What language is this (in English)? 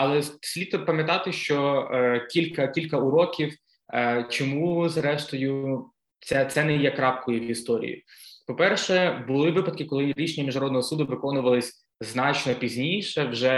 Ukrainian